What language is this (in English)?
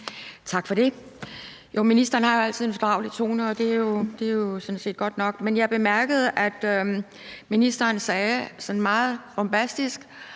Danish